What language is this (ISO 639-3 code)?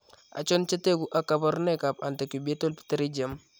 kln